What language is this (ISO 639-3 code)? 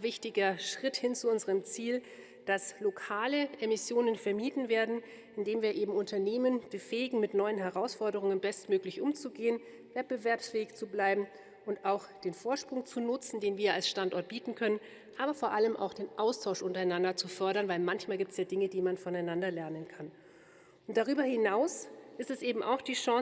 deu